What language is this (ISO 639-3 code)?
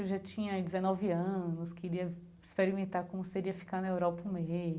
por